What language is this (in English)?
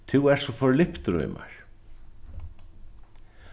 Faroese